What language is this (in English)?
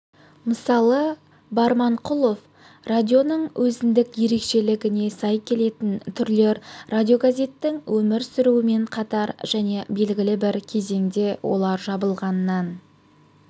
Kazakh